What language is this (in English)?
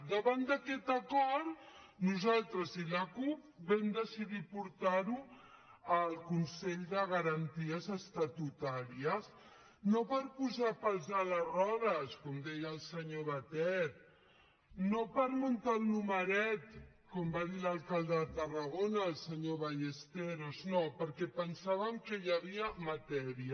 Catalan